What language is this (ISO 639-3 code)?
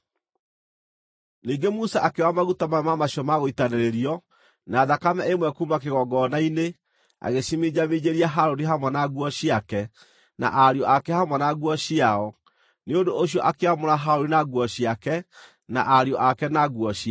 kik